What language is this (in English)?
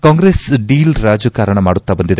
Kannada